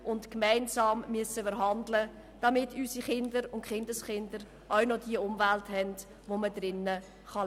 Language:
Swiss German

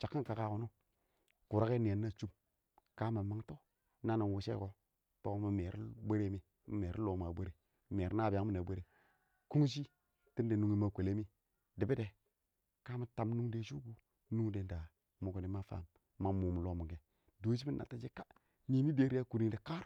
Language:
Awak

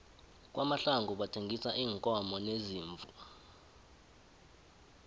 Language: South Ndebele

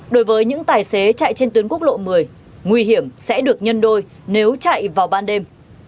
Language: Vietnamese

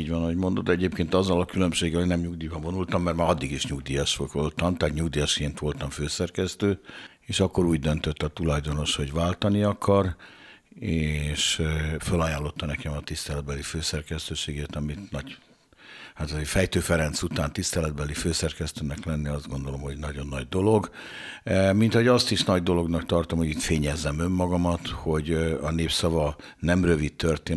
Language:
Hungarian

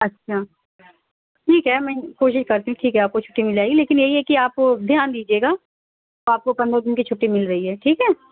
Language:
Urdu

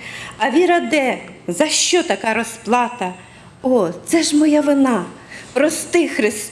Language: Ukrainian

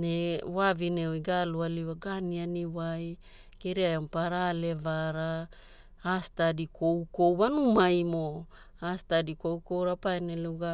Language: Hula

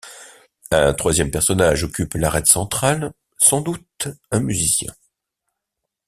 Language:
French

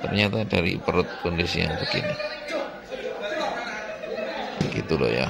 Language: Indonesian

